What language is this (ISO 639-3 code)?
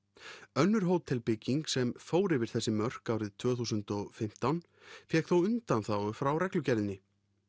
isl